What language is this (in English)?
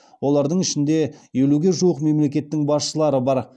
Kazakh